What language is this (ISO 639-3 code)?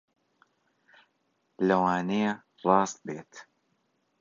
ckb